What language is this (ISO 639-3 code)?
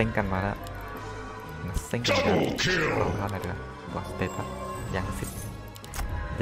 tha